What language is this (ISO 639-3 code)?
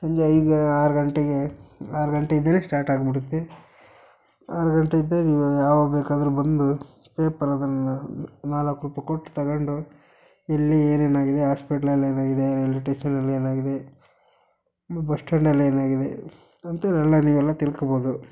kan